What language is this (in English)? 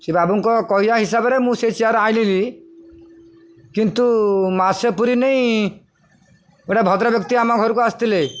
Odia